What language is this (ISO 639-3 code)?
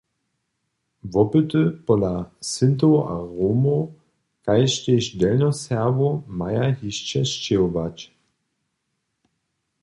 hsb